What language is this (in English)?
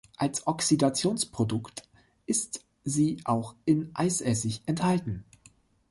German